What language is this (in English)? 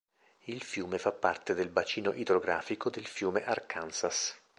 Italian